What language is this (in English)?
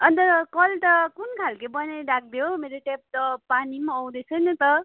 Nepali